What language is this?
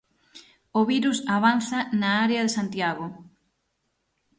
Galician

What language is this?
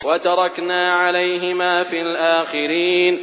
Arabic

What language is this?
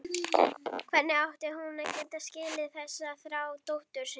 Icelandic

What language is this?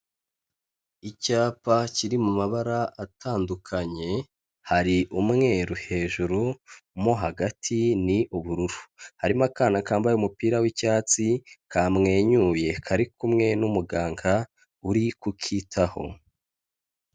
Kinyarwanda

